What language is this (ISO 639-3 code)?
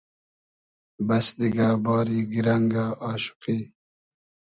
haz